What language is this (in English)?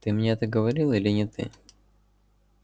Russian